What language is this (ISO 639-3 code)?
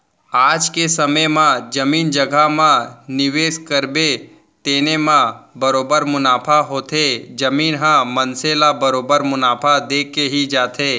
hne